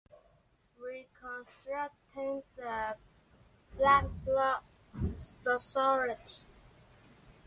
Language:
Chinese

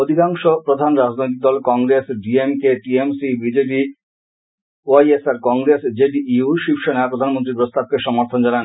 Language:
Bangla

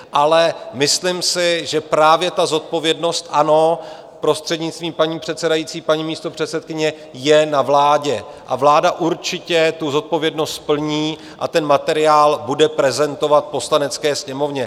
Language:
Czech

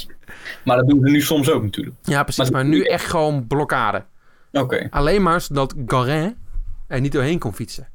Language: Dutch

